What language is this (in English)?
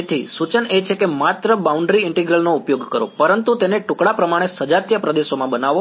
Gujarati